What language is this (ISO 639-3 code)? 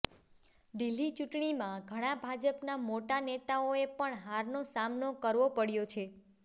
guj